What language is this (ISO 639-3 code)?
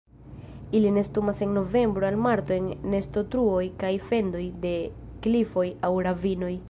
epo